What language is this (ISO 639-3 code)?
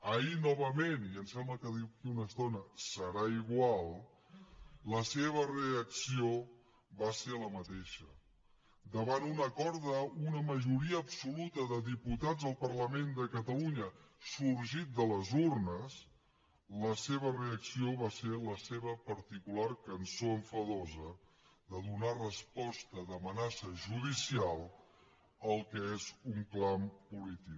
cat